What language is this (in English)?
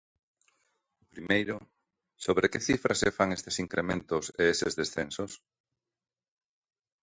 Galician